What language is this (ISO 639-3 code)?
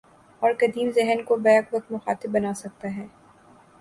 urd